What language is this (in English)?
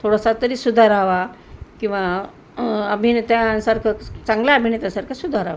Marathi